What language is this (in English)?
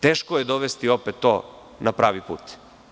Serbian